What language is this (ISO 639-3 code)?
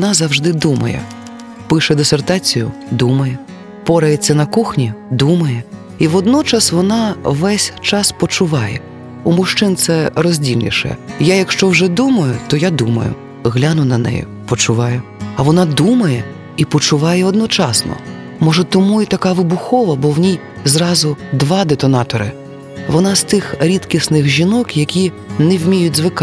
ukr